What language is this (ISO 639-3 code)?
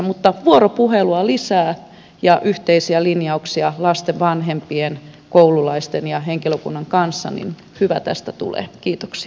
fin